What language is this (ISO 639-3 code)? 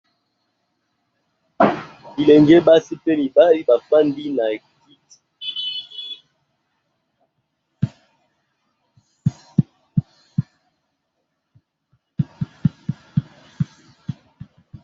lin